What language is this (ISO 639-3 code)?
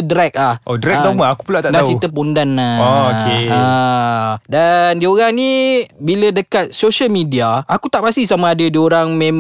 msa